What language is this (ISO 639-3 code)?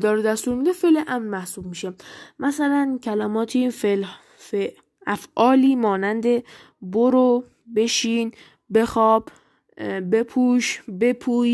fas